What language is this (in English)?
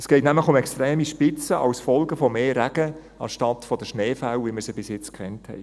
Swiss German